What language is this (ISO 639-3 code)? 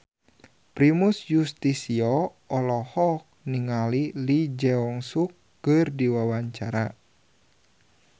sun